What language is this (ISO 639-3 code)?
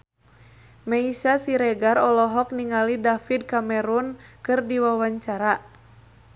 sun